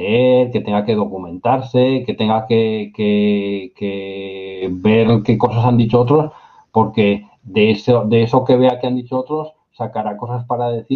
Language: Spanish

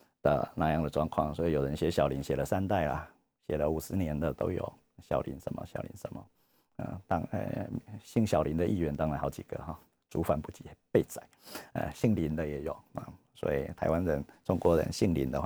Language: Chinese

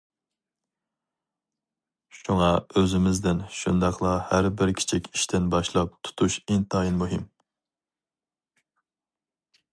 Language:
Uyghur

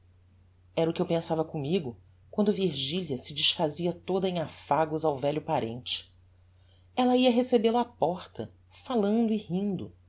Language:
Portuguese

